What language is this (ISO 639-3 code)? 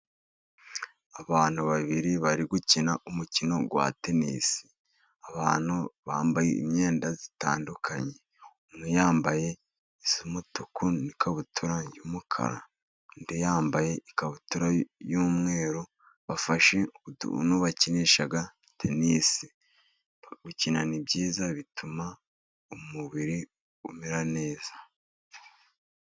kin